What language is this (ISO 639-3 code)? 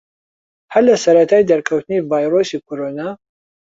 ckb